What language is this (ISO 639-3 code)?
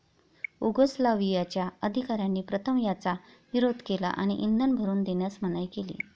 mar